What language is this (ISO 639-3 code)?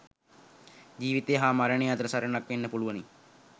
sin